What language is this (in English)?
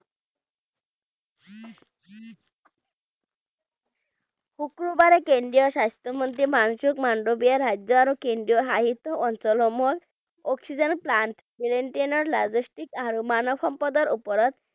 Bangla